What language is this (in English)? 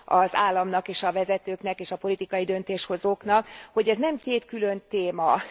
Hungarian